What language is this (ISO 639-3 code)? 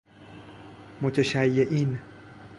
fas